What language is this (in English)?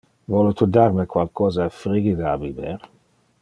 Interlingua